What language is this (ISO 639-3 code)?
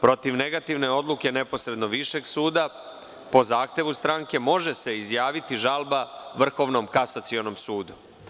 srp